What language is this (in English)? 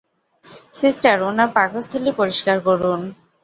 Bangla